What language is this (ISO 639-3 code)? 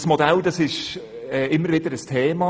gsw